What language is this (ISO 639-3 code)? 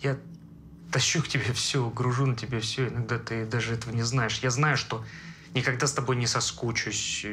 rus